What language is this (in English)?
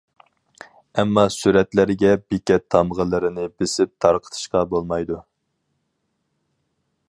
Uyghur